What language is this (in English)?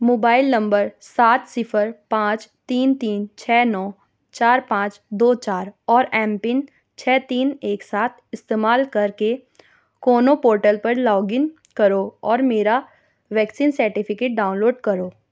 Urdu